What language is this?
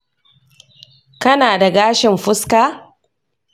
Hausa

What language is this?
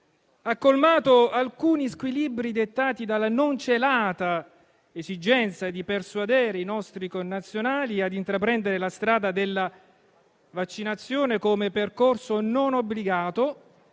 Italian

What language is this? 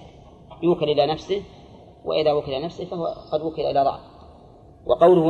Arabic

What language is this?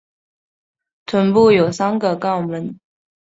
Chinese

